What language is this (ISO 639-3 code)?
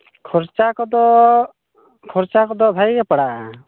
sat